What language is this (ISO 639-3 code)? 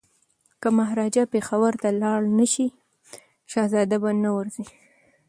pus